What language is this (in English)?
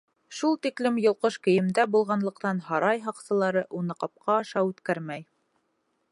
Bashkir